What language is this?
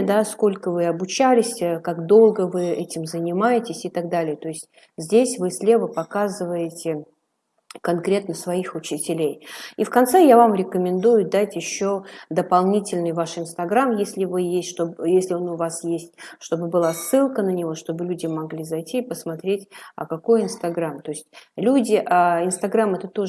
Russian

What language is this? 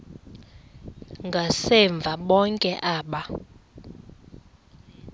Xhosa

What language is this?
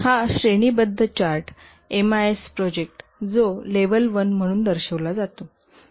Marathi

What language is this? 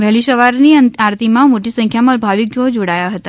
Gujarati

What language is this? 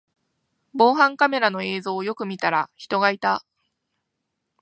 Japanese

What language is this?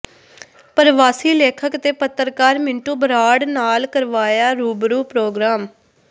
Punjabi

